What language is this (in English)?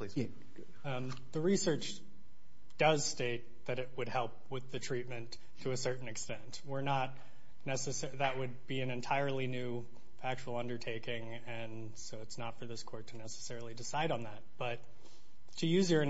English